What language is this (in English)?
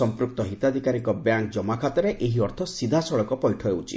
Odia